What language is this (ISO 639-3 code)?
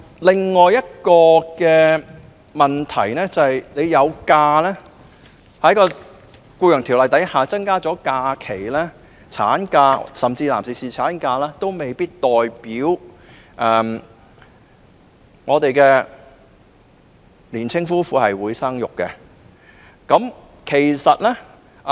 yue